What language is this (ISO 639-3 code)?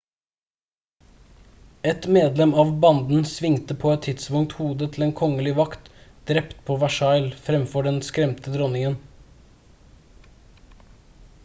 nob